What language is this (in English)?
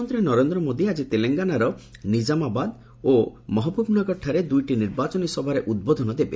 Odia